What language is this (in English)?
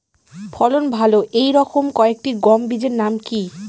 Bangla